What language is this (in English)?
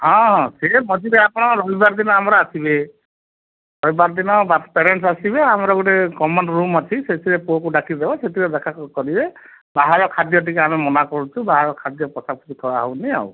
Odia